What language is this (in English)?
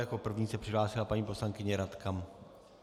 Czech